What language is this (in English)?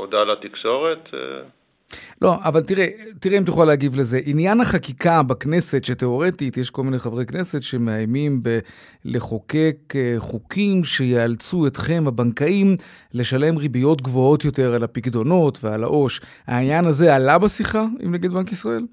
Hebrew